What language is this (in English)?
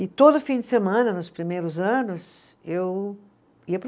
Portuguese